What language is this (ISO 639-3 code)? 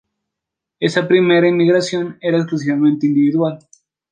spa